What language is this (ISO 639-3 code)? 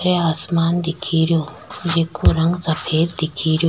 raj